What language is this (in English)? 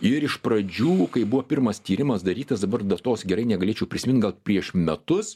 Lithuanian